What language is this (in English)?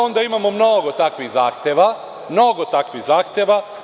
Serbian